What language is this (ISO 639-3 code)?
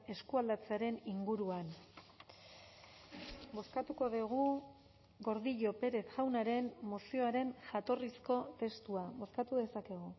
eus